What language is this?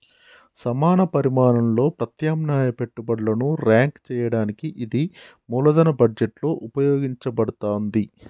Telugu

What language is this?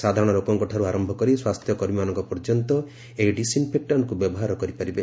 Odia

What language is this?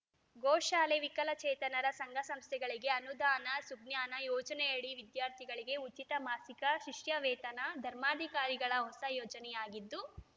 Kannada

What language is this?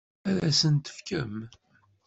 Kabyle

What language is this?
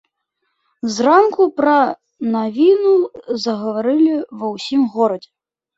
Belarusian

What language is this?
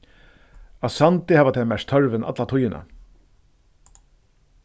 Faroese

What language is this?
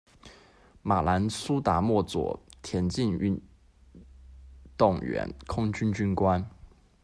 Chinese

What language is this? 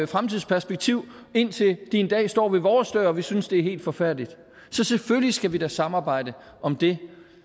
Danish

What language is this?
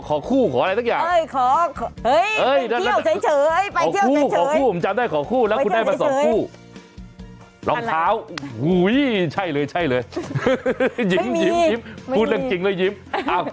Thai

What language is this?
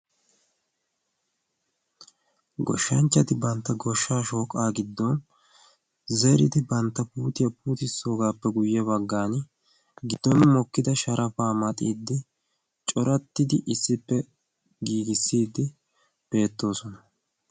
Wolaytta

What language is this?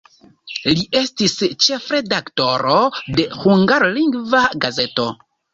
Esperanto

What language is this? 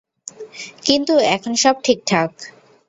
Bangla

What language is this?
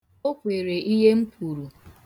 Igbo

